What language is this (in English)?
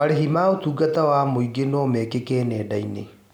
Kikuyu